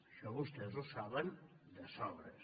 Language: Catalan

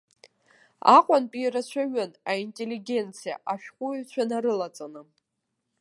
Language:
Abkhazian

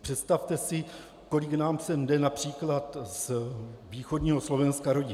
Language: Czech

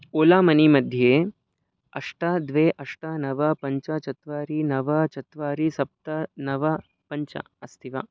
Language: Sanskrit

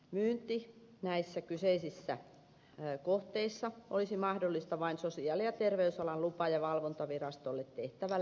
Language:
Finnish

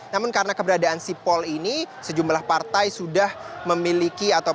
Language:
Indonesian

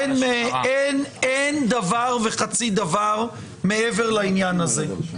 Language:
Hebrew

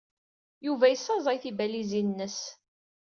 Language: Kabyle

